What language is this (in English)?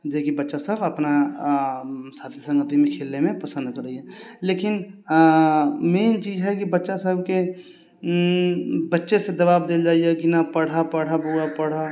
Maithili